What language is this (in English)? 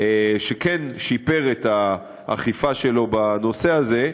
Hebrew